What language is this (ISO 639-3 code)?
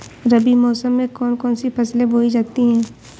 hin